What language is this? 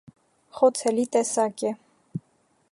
Armenian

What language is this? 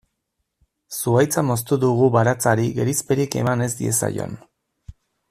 Basque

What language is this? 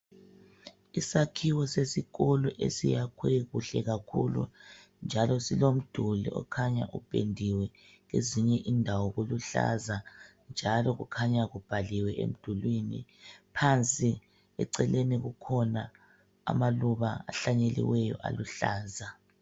North Ndebele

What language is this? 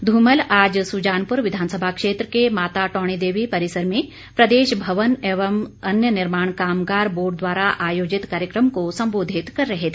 Hindi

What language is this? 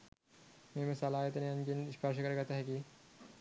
Sinhala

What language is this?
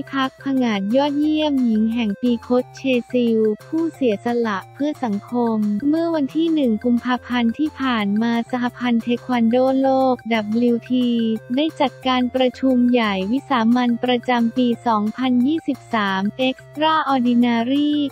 Thai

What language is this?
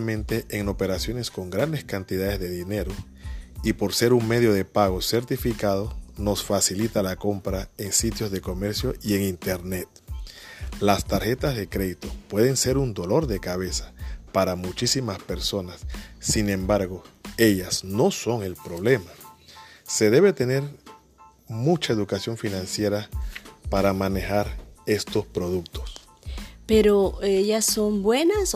Spanish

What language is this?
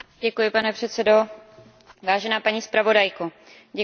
Czech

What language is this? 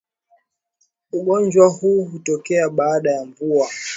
Swahili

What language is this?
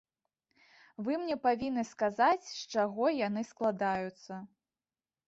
Belarusian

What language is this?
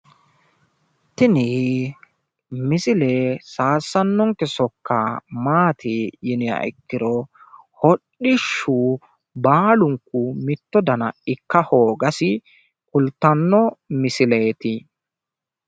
Sidamo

